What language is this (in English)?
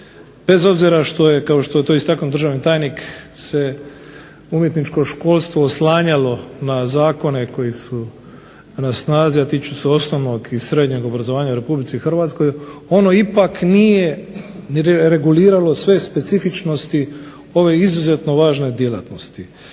Croatian